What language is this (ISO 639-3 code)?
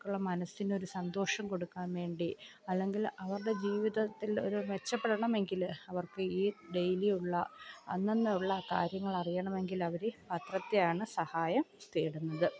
mal